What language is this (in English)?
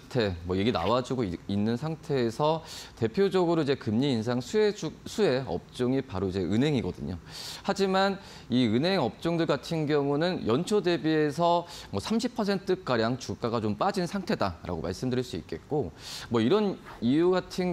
Korean